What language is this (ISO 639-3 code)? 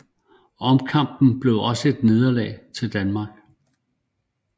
dan